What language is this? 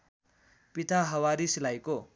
Nepali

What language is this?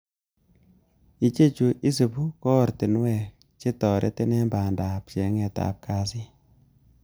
Kalenjin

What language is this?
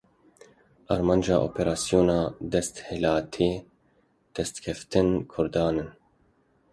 Kurdish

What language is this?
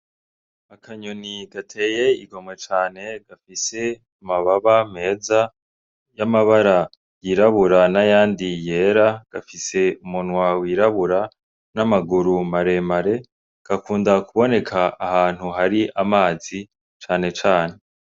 Rundi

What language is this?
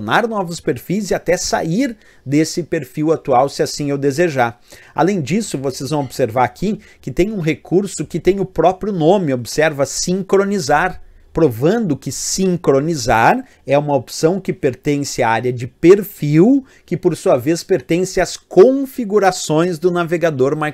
Portuguese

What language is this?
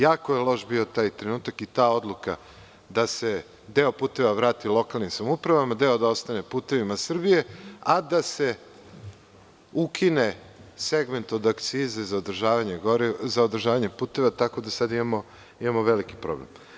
Serbian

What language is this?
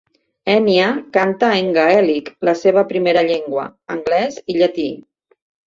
Catalan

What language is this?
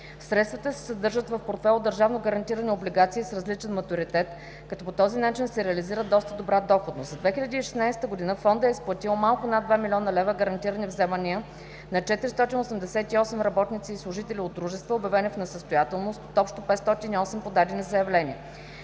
Bulgarian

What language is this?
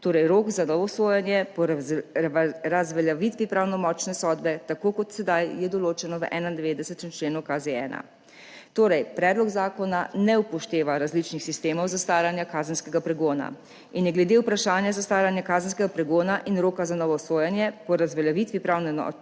Slovenian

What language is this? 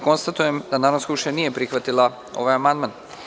Serbian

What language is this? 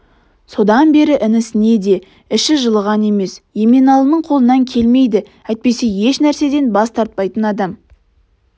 Kazakh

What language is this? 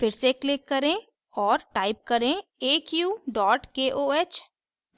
Hindi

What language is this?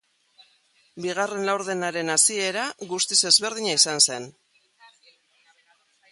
Basque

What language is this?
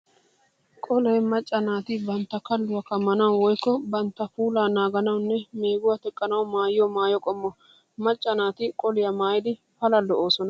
Wolaytta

